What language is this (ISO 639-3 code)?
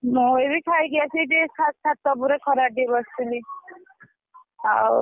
ori